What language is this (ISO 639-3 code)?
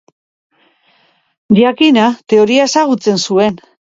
eus